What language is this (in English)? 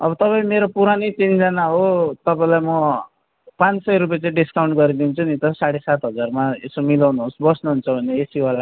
Nepali